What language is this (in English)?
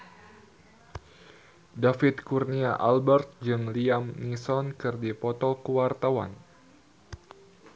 Sundanese